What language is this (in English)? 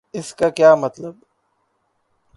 Urdu